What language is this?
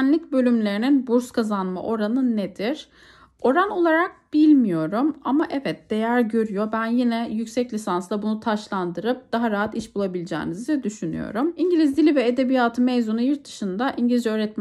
Turkish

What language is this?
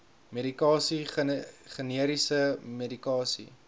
Afrikaans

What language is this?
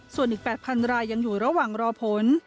Thai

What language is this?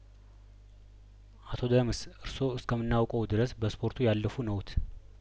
Amharic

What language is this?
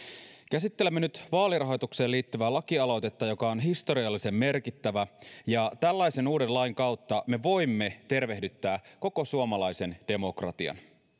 Finnish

